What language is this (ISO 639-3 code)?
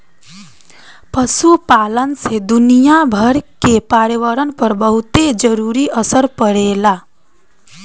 bho